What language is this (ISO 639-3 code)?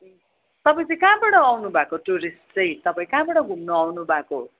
nep